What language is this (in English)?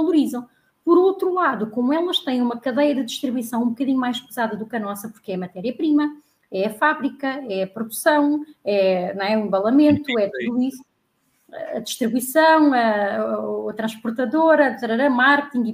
Portuguese